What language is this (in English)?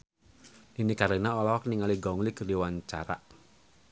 Sundanese